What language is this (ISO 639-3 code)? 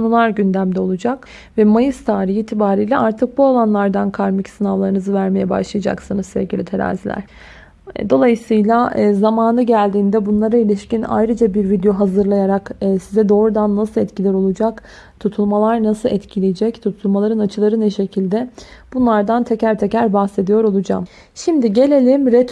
tur